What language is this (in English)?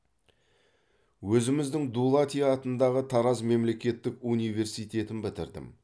Kazakh